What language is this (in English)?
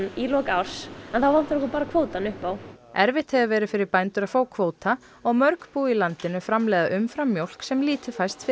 Icelandic